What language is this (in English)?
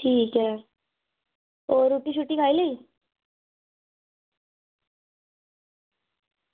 Dogri